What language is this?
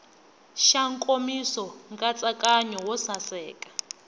Tsonga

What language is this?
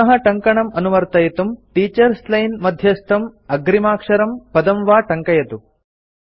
Sanskrit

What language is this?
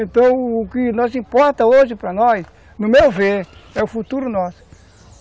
Portuguese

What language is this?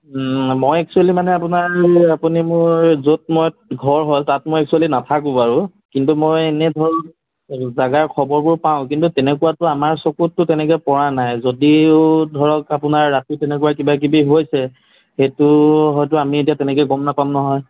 Assamese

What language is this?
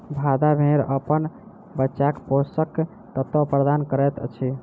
Maithili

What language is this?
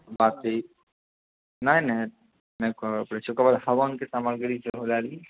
Maithili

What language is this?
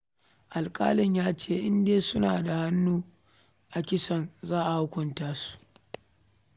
Hausa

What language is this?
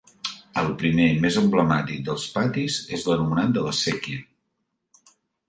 Catalan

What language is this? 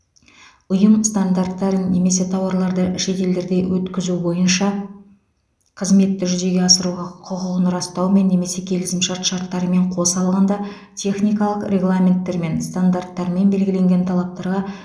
Kazakh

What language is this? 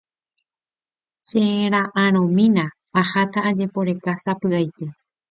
Guarani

